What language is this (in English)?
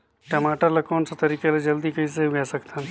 Chhattisgarhi